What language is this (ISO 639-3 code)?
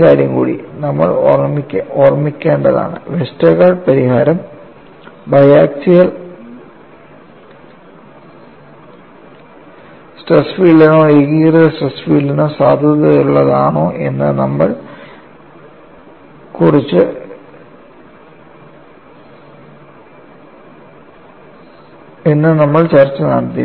mal